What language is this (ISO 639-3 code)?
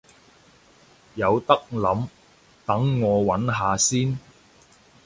yue